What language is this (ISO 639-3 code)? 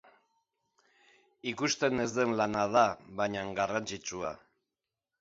eus